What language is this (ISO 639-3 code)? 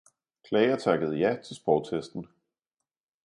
dan